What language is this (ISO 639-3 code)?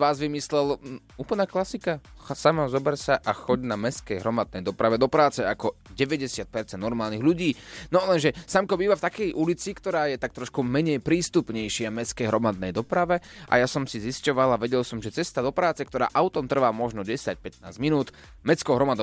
slk